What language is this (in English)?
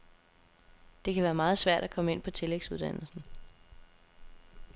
Danish